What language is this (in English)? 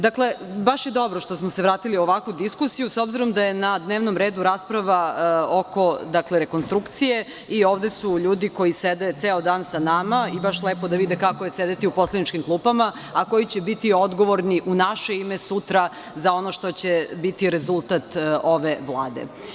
Serbian